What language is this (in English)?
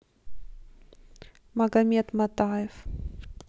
Russian